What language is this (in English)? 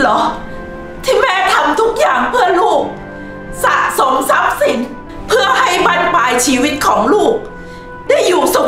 Thai